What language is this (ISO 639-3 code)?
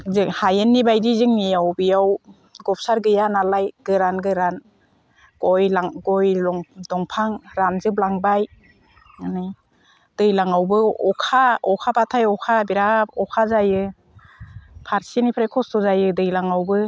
brx